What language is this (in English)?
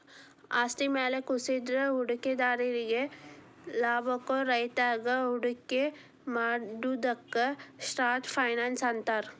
Kannada